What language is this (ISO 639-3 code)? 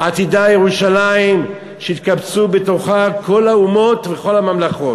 heb